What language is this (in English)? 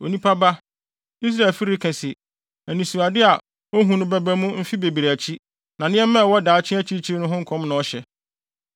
Akan